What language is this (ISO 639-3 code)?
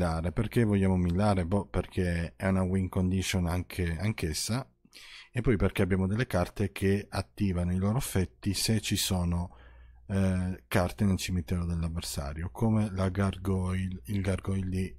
ita